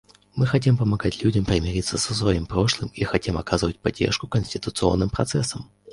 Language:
Russian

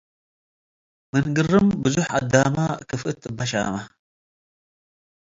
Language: Tigre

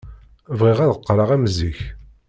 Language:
Kabyle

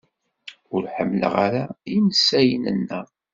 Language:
Kabyle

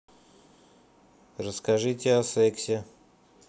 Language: Russian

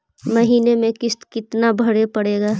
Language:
Magahi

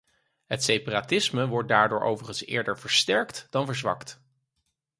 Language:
Dutch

